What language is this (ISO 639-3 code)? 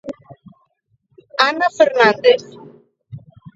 glg